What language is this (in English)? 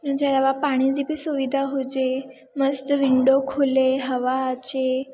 Sindhi